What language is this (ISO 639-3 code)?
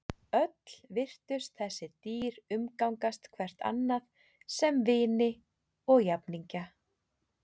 isl